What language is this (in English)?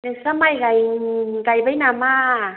Bodo